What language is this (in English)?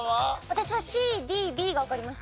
Japanese